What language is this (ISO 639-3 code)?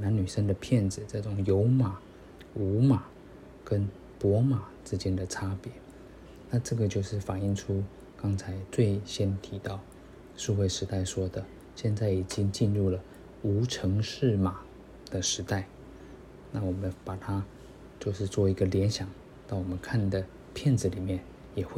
zho